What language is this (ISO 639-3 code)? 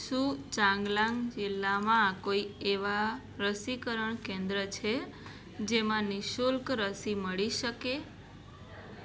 guj